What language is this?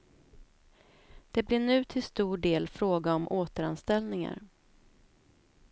Swedish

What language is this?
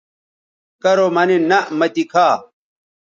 Bateri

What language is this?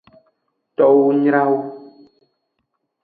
Aja (Benin)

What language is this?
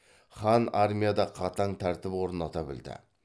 Kazakh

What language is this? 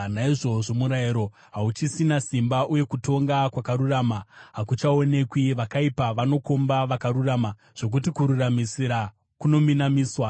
Shona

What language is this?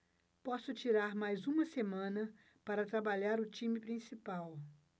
Portuguese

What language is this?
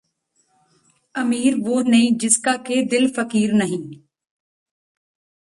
Punjabi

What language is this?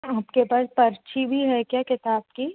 Hindi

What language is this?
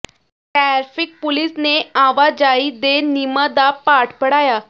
Punjabi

